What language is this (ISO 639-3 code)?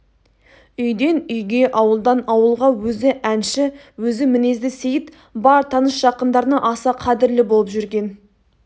kaz